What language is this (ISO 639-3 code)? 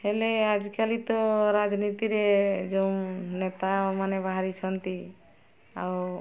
ori